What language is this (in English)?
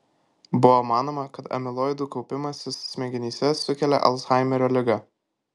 Lithuanian